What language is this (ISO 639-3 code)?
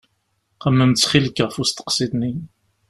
kab